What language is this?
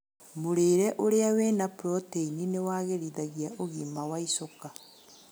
Kikuyu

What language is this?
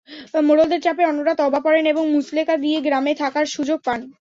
Bangla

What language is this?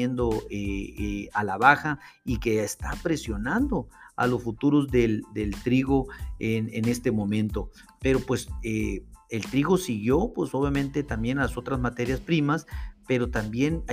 Spanish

